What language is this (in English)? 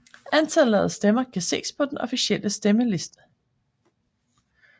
Danish